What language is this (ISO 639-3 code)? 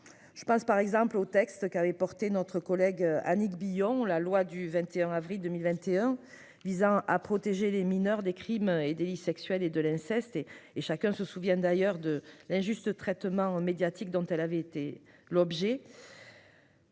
fra